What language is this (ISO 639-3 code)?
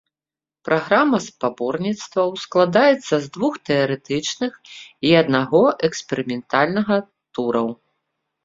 bel